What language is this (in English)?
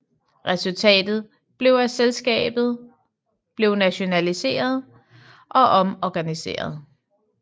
Danish